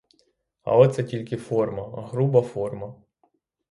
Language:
Ukrainian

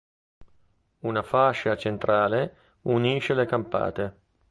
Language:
Italian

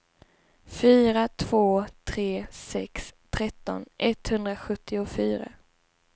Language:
Swedish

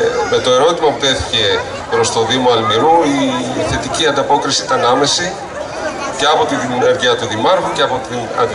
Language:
Greek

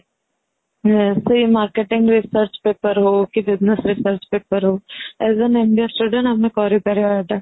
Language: Odia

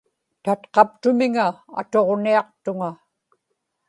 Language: Inupiaq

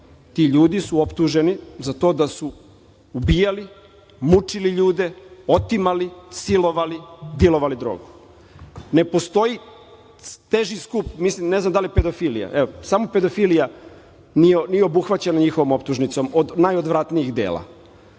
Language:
Serbian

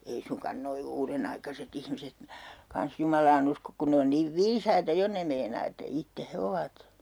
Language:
Finnish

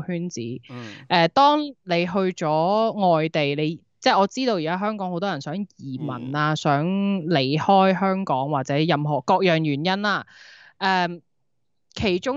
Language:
Chinese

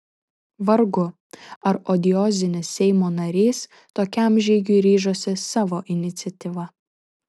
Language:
Lithuanian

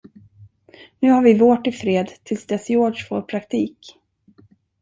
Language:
Swedish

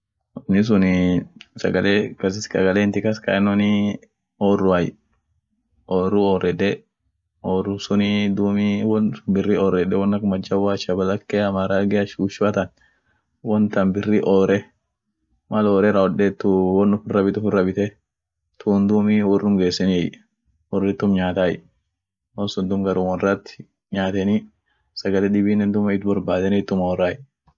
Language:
Orma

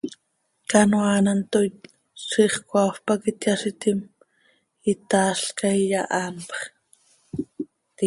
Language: Seri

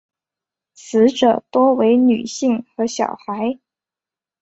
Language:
Chinese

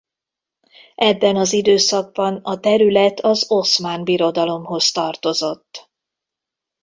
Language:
Hungarian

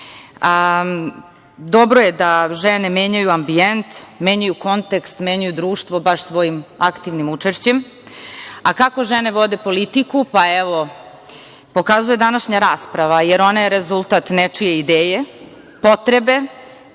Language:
Serbian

